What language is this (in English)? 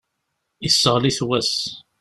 Kabyle